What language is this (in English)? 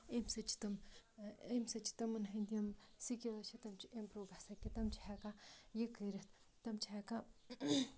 Kashmiri